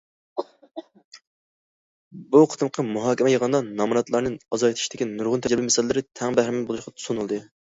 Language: Uyghur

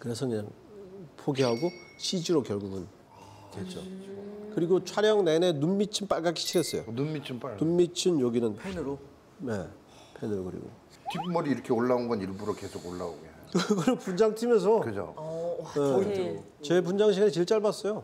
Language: Korean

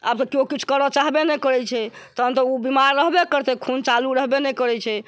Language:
Maithili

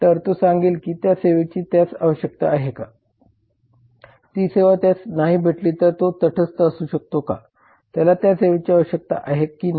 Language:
Marathi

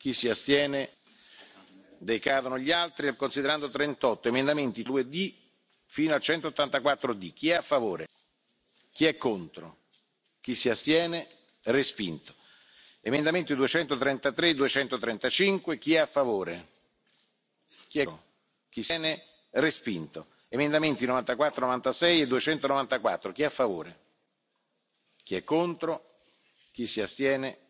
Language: German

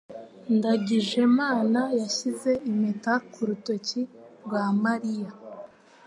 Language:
Kinyarwanda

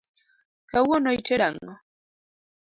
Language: Luo (Kenya and Tanzania)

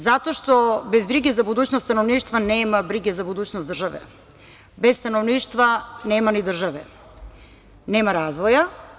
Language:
Serbian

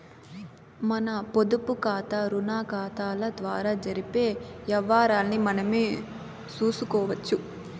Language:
Telugu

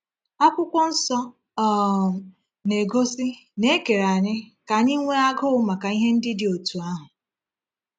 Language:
Igbo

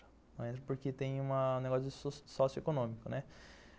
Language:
Portuguese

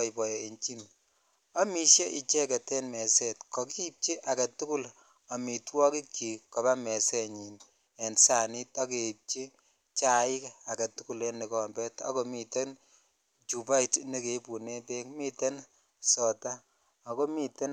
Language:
Kalenjin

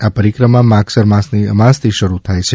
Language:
Gujarati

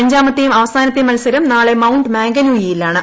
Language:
Malayalam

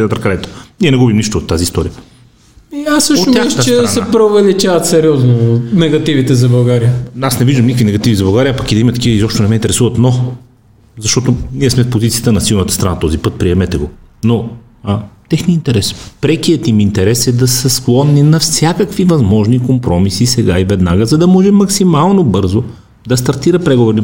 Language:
Bulgarian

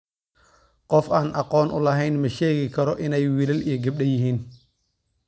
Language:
Somali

